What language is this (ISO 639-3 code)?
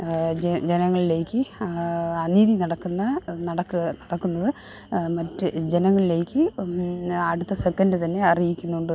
mal